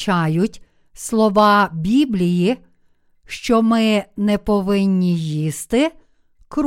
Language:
Ukrainian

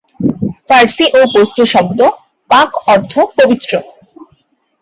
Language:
Bangla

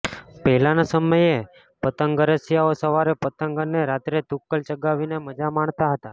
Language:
Gujarati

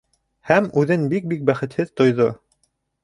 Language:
Bashkir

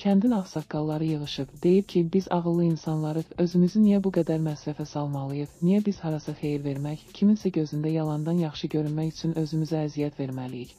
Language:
Turkish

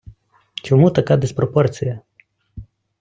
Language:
Ukrainian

